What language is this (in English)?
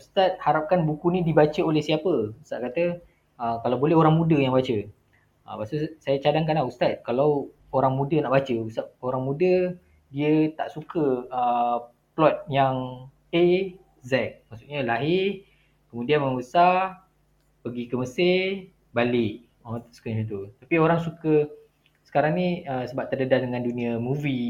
Malay